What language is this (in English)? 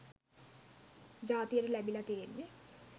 Sinhala